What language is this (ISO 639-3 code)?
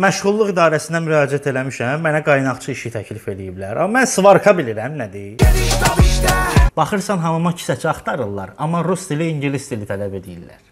tur